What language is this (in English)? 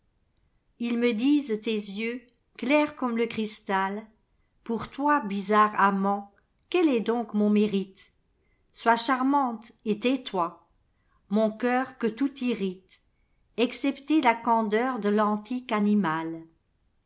French